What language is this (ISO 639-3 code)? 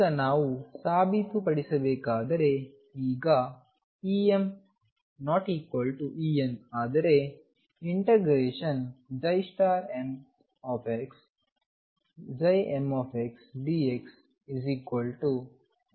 kan